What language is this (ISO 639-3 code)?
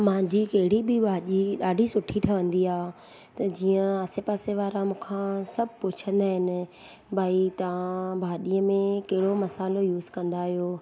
snd